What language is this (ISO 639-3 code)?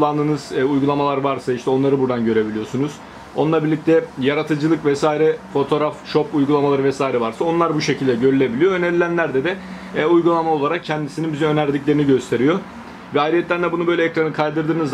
tur